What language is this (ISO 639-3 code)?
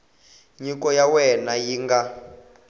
tso